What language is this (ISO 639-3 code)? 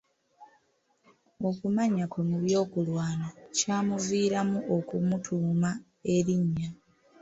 lug